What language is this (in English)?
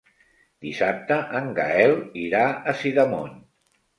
Catalan